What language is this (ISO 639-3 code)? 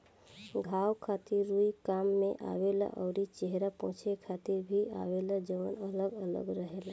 bho